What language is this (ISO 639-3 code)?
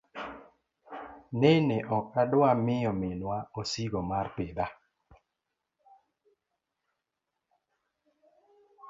luo